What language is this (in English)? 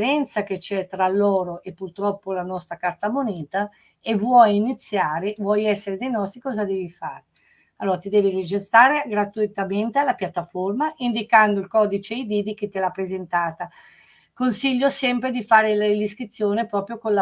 Italian